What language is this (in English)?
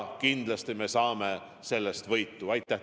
Estonian